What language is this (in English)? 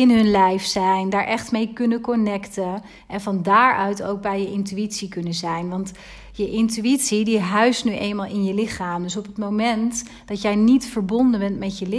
Dutch